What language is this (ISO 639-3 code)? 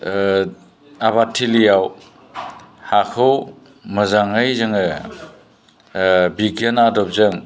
brx